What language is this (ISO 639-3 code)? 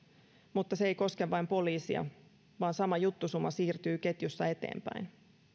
fin